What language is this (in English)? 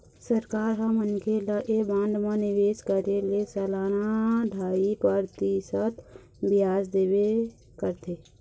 Chhattisgarhi